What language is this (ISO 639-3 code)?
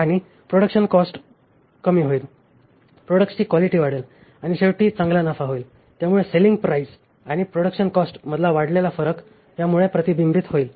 mar